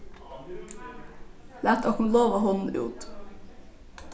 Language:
Faroese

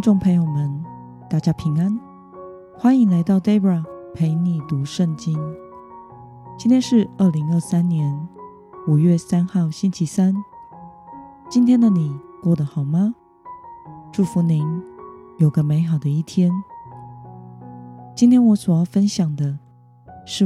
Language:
Chinese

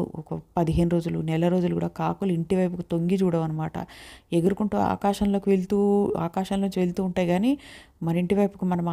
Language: Telugu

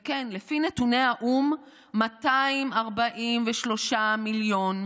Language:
Hebrew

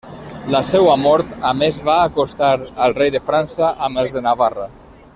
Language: Catalan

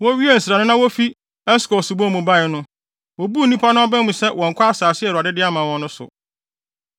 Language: Akan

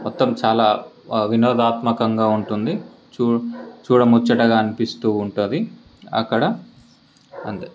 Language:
Telugu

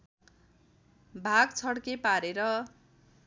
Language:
Nepali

